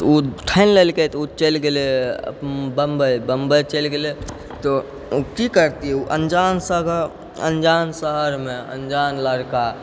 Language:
Maithili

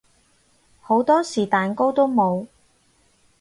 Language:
Cantonese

